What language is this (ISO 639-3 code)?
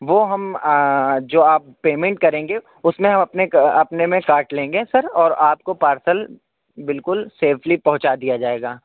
urd